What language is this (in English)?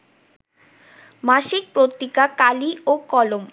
Bangla